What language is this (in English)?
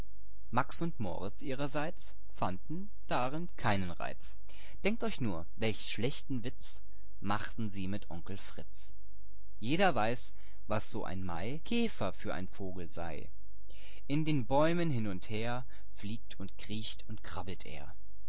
German